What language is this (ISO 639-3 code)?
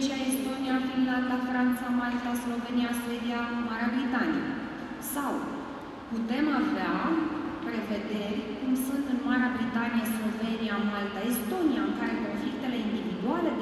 ron